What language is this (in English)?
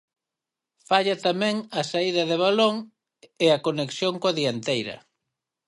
Galician